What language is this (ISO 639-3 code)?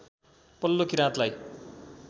nep